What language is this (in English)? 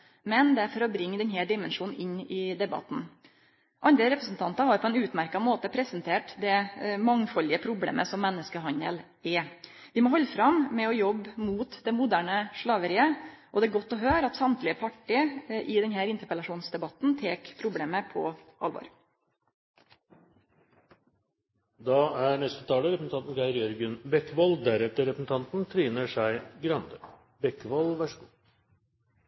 Norwegian